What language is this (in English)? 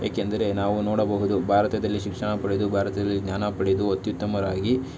Kannada